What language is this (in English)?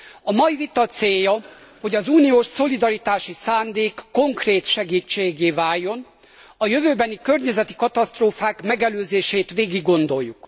Hungarian